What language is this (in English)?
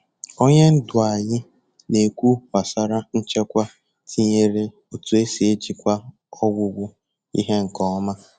Igbo